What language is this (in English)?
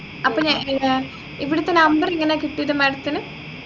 Malayalam